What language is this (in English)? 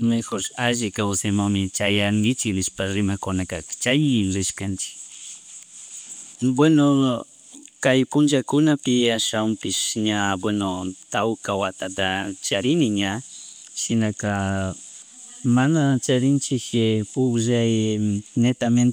Chimborazo Highland Quichua